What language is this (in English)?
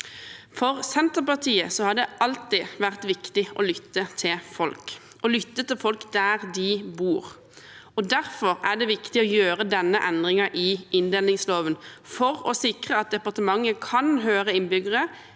Norwegian